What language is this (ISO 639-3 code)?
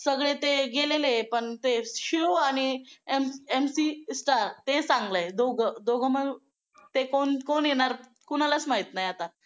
mar